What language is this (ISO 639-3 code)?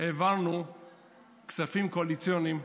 heb